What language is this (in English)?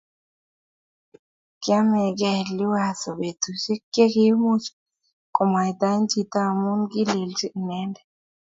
Kalenjin